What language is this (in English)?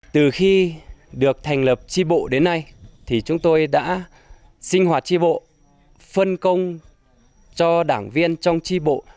Vietnamese